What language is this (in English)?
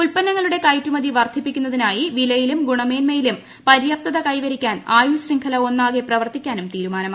Malayalam